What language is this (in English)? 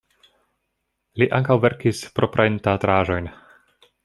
Esperanto